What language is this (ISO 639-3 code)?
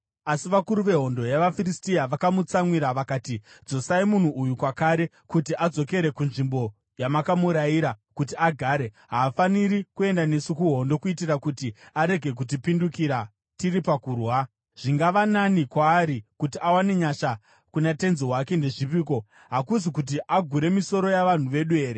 sna